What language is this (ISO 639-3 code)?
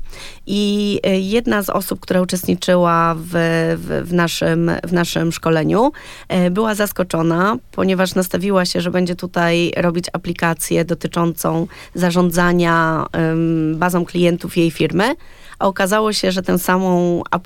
pol